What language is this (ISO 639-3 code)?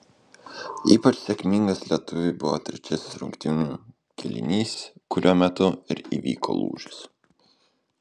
lit